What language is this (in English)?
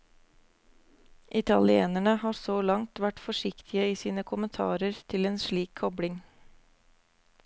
Norwegian